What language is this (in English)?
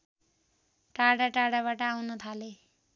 Nepali